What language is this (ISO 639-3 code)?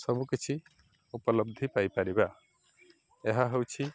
ori